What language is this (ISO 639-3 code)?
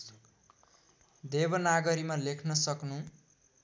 nep